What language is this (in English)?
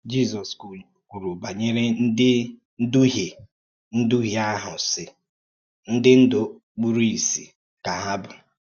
Igbo